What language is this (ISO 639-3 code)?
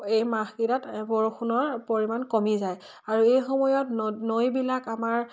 asm